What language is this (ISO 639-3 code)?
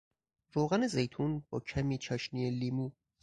fas